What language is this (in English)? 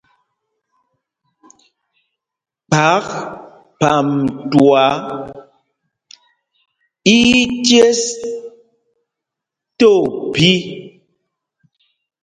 Mpumpong